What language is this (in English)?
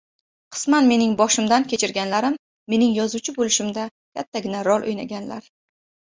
Uzbek